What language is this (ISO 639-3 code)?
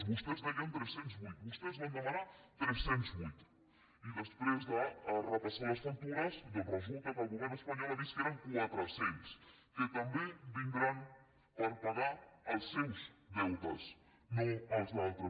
cat